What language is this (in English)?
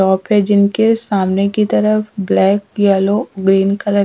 Hindi